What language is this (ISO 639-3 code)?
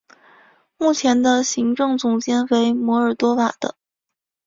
zho